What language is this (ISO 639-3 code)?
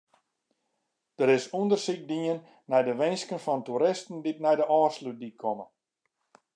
fry